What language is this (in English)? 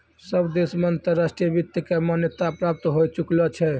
Maithili